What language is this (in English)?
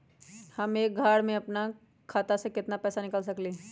Magahi